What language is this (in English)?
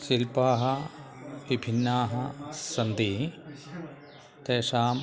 Sanskrit